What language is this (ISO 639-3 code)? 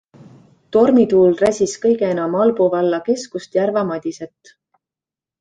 est